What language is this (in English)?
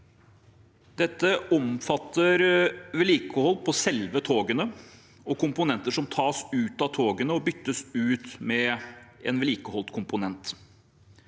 Norwegian